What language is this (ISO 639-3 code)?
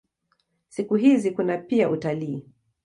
swa